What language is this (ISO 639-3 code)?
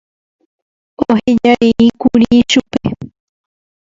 grn